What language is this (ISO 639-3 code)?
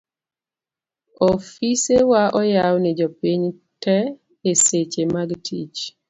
luo